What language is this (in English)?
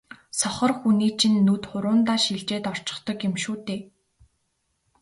Mongolian